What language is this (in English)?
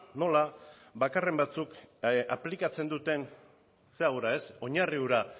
Basque